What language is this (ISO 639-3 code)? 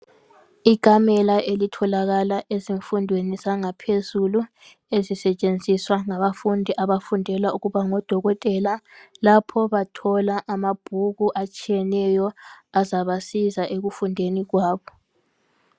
nde